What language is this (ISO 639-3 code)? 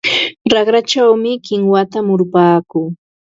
qva